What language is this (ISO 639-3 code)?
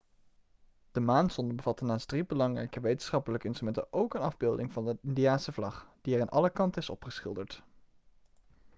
nld